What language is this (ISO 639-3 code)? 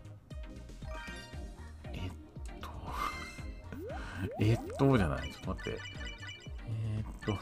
jpn